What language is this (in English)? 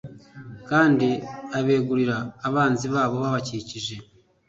Kinyarwanda